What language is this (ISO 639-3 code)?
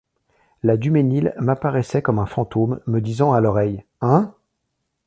fra